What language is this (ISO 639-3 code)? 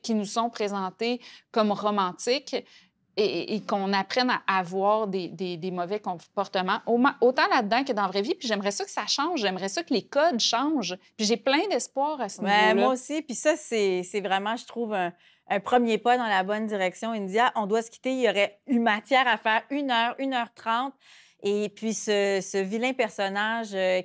fra